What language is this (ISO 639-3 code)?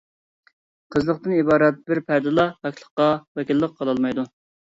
uig